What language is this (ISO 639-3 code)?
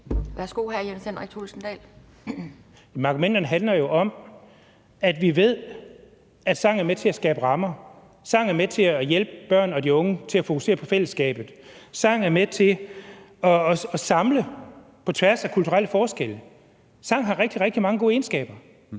dan